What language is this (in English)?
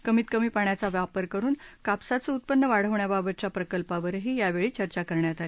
Marathi